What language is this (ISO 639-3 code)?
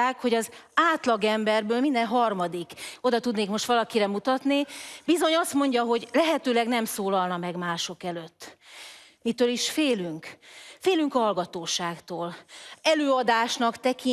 hun